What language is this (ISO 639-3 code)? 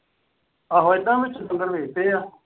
pan